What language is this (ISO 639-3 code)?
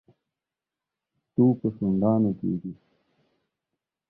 pus